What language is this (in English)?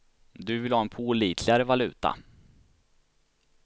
Swedish